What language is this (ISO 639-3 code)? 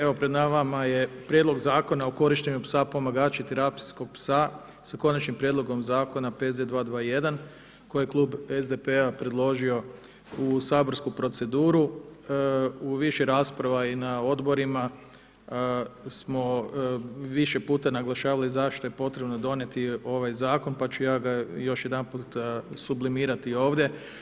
hrv